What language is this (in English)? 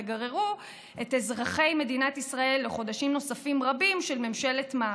Hebrew